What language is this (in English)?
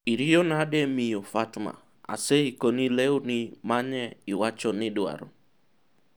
Luo (Kenya and Tanzania)